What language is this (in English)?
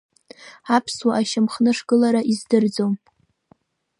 Abkhazian